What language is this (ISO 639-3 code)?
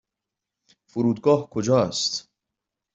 fas